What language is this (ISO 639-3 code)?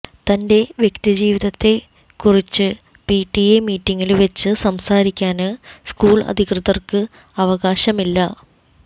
mal